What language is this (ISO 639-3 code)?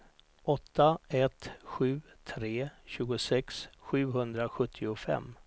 swe